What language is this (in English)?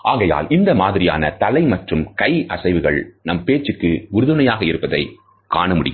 Tamil